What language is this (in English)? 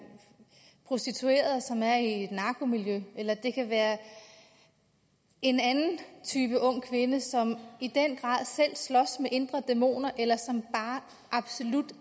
Danish